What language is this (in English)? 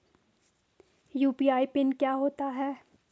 Hindi